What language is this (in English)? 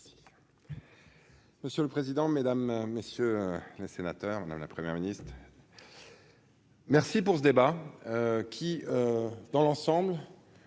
French